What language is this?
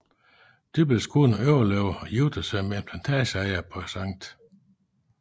Danish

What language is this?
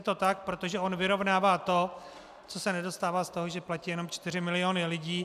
Czech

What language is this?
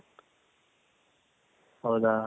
Kannada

